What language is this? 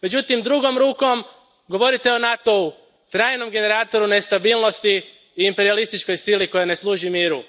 Croatian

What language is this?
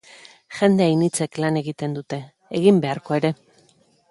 Basque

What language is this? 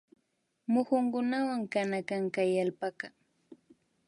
Imbabura Highland Quichua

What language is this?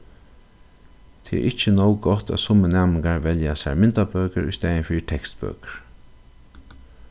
Faroese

